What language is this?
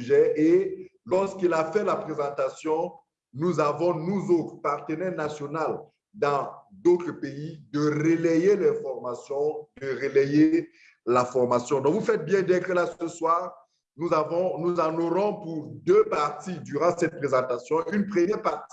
French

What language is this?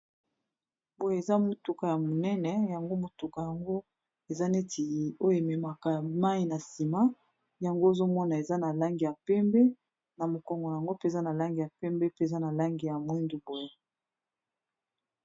Lingala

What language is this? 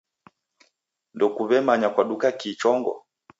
Taita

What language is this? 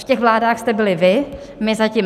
Czech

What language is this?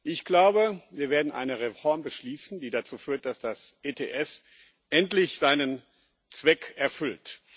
German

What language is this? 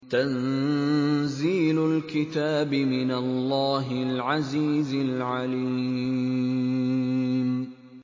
Arabic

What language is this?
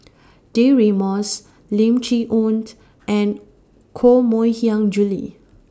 English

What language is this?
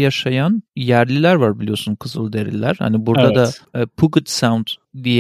Turkish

